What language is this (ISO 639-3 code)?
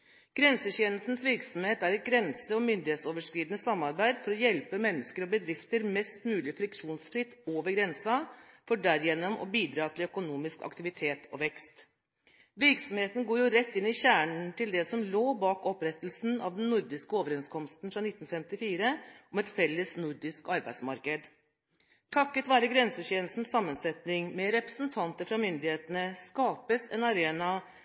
nob